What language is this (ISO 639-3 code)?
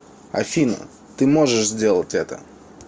rus